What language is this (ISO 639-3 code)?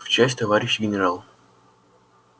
rus